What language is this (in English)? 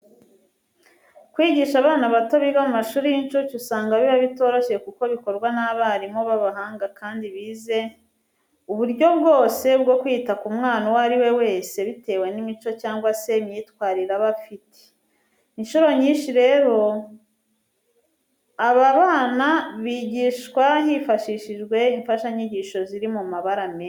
Kinyarwanda